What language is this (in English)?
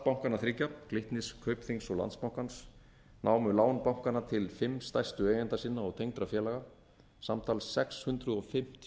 Icelandic